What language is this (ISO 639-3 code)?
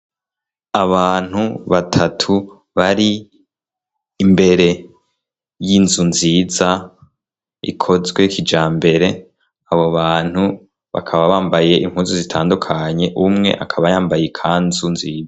run